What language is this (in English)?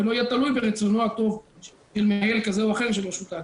Hebrew